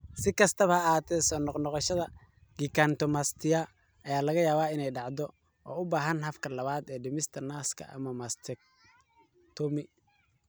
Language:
Somali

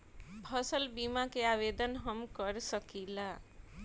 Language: Bhojpuri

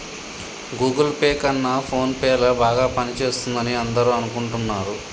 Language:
Telugu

